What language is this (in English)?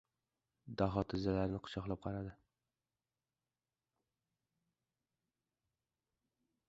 Uzbek